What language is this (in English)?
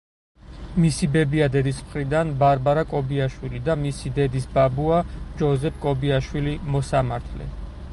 Georgian